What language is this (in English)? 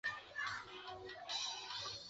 Chinese